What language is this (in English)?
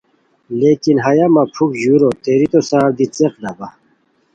Khowar